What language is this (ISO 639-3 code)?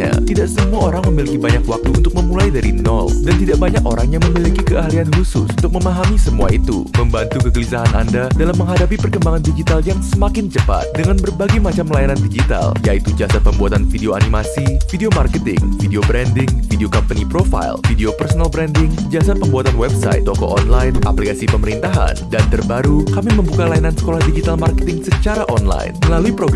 ind